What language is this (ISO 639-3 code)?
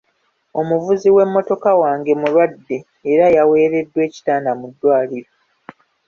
lug